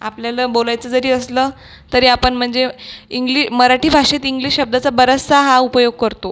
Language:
Marathi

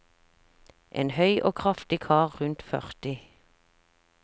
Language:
Norwegian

